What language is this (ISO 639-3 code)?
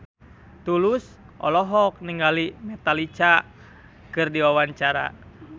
sun